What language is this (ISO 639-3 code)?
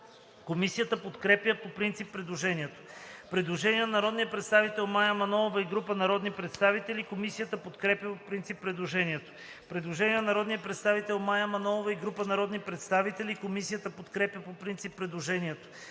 bul